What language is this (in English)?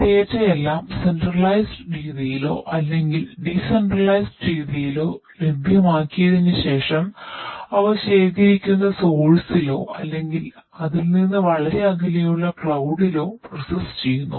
Malayalam